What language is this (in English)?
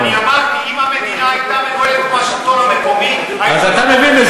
Hebrew